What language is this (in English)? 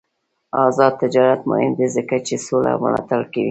Pashto